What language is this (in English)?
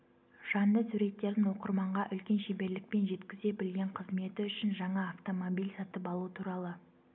Kazakh